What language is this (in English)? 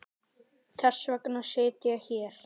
Icelandic